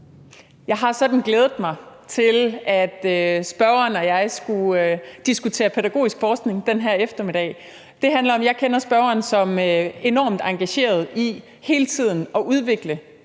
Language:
Danish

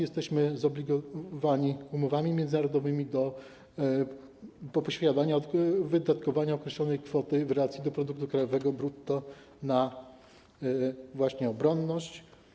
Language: Polish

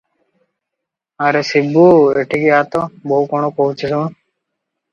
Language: Odia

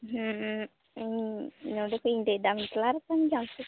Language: Santali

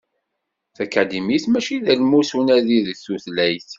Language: Kabyle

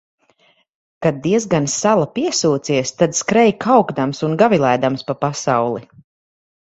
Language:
Latvian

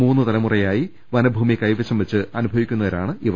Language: Malayalam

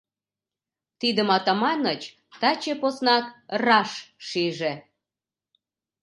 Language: Mari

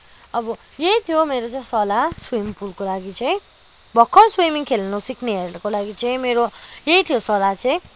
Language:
Nepali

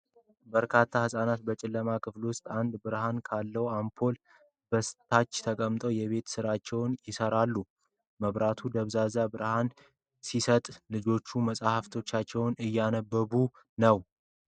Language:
Amharic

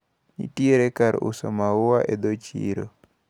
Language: Luo (Kenya and Tanzania)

